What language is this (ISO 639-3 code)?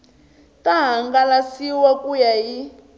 tso